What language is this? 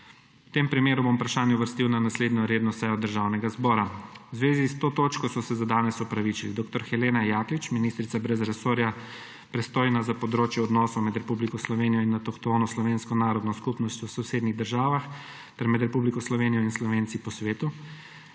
Slovenian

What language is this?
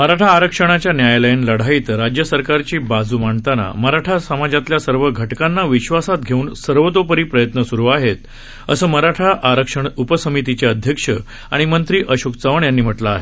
Marathi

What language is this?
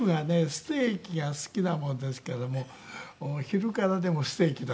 Japanese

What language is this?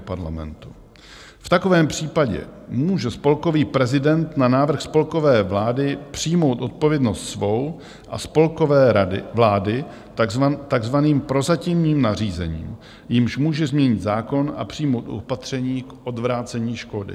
Czech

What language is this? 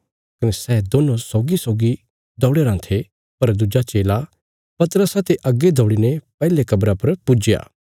Bilaspuri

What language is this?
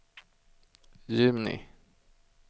Swedish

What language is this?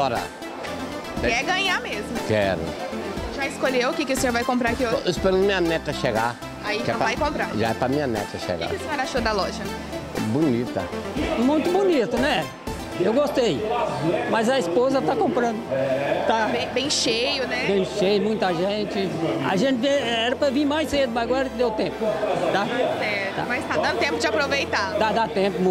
Portuguese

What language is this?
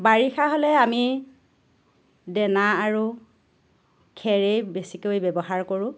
Assamese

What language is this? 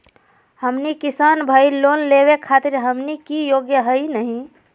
Magahi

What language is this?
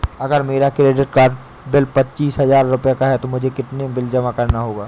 Hindi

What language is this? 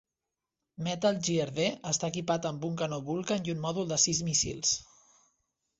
Catalan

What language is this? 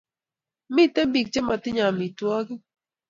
Kalenjin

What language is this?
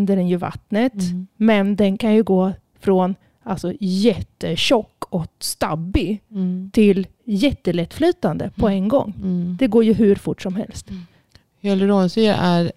Swedish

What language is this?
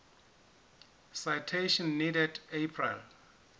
Southern Sotho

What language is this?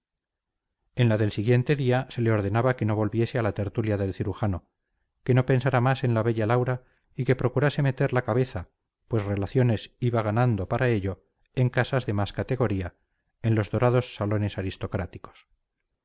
Spanish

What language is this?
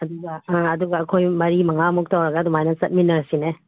Manipuri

